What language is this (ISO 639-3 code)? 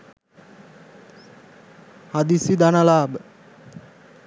sin